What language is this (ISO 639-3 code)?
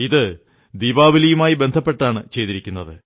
mal